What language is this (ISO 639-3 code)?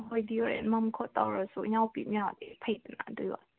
mni